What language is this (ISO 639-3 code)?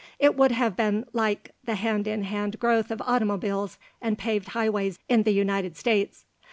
eng